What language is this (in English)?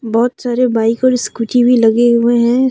Hindi